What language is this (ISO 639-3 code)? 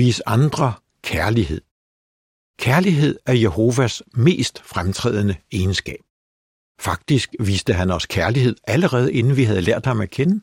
dan